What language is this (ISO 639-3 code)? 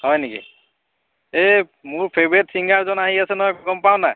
asm